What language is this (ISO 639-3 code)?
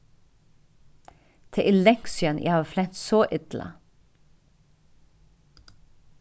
fao